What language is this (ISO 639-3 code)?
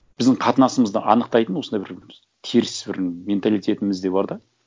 kaz